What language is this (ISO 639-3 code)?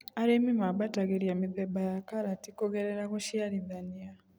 kik